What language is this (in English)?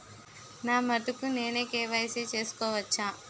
Telugu